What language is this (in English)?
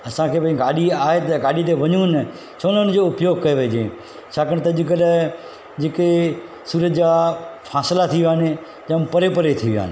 Sindhi